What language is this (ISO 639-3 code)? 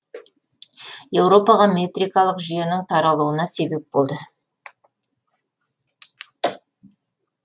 kaz